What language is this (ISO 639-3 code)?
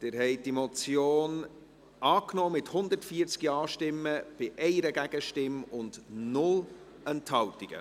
gsw